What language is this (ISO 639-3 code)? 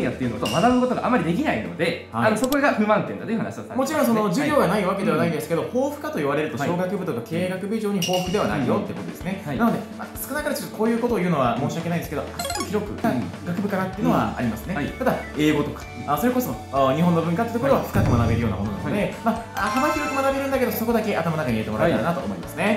jpn